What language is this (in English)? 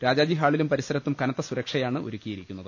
Malayalam